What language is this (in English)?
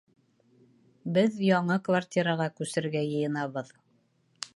Bashkir